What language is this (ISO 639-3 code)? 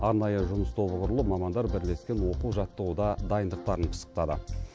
kaz